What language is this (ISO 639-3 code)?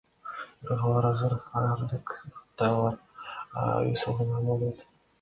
kir